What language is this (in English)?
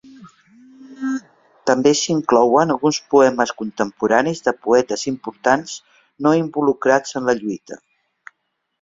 Catalan